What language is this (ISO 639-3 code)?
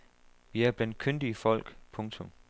dan